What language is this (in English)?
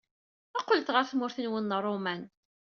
Kabyle